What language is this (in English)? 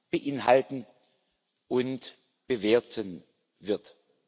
German